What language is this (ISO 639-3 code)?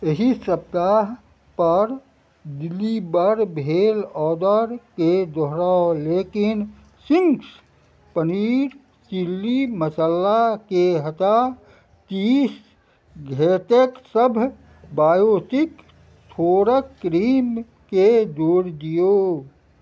mai